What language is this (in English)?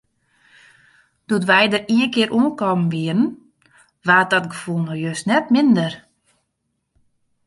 Western Frisian